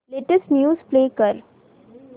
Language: Marathi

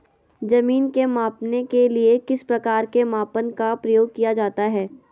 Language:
Magahi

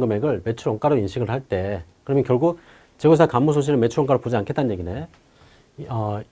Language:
Korean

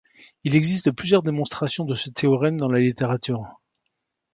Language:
French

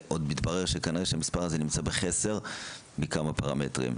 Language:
Hebrew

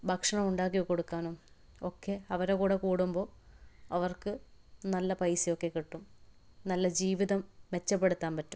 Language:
Malayalam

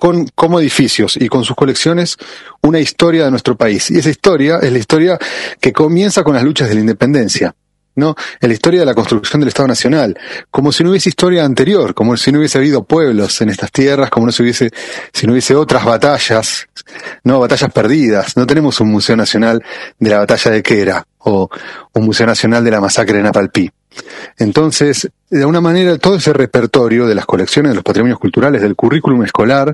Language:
Spanish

